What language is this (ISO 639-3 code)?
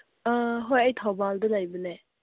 mni